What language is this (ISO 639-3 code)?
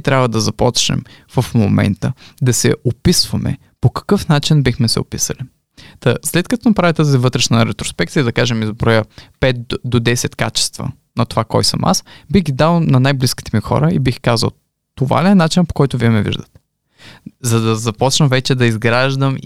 bul